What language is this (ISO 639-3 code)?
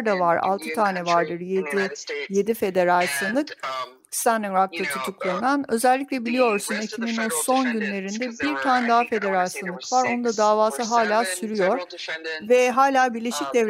tur